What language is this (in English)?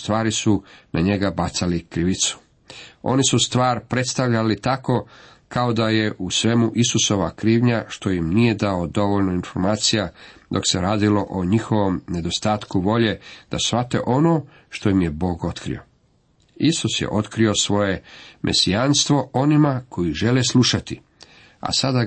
Croatian